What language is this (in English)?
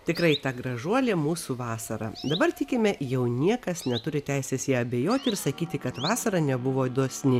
Lithuanian